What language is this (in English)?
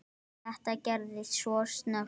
Icelandic